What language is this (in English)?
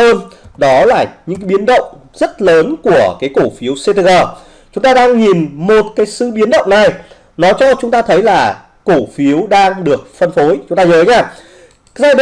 Vietnamese